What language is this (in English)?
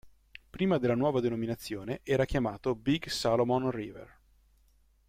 Italian